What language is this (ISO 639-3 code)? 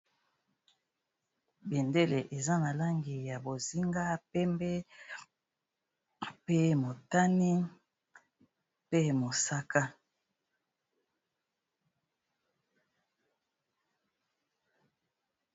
lin